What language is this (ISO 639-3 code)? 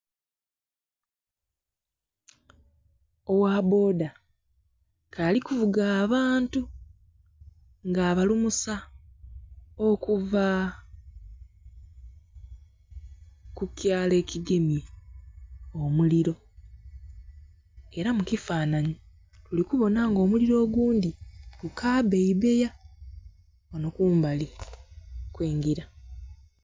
xog